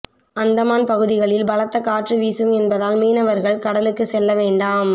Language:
Tamil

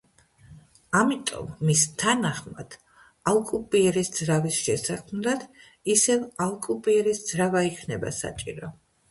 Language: Georgian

